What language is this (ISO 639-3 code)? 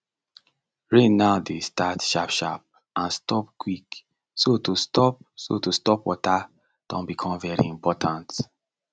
pcm